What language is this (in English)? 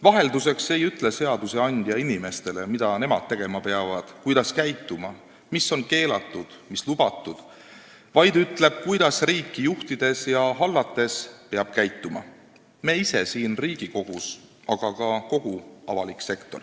Estonian